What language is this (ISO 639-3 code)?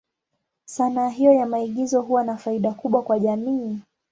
swa